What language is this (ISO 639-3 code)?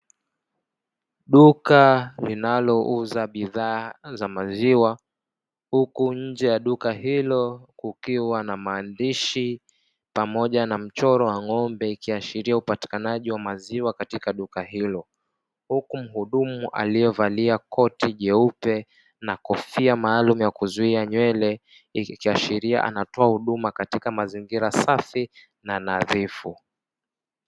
swa